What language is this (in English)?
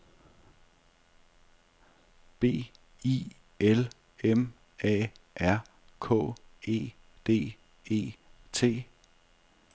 Danish